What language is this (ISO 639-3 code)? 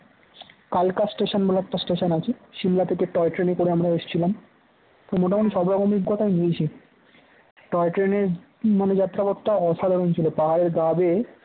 ben